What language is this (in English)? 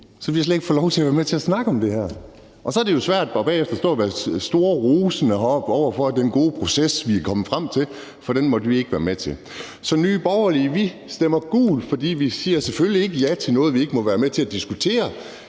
Danish